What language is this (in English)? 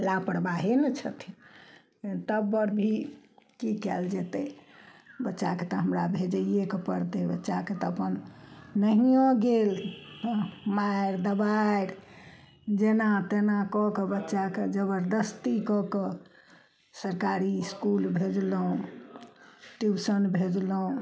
Maithili